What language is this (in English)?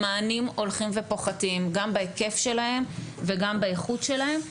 Hebrew